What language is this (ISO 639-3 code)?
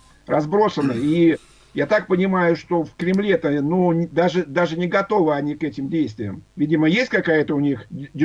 rus